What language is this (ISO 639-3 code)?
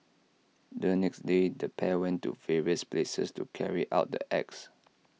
eng